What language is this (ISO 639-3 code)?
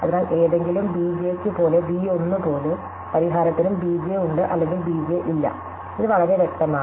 mal